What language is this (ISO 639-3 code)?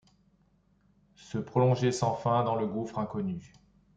fra